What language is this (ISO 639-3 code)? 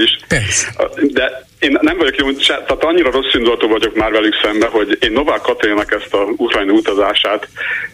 hun